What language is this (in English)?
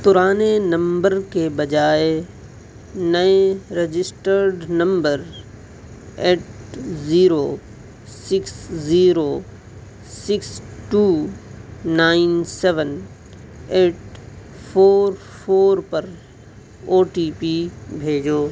Urdu